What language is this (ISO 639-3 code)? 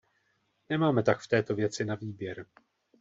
ces